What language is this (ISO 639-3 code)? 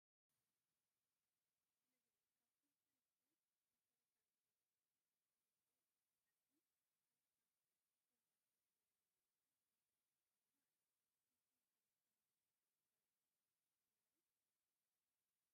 tir